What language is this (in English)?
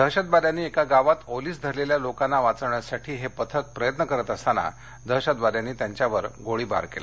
Marathi